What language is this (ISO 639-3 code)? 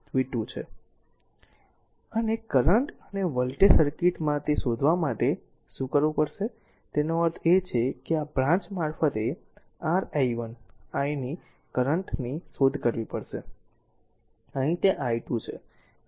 guj